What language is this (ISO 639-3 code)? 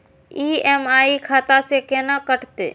mai